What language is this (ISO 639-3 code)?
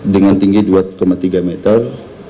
ind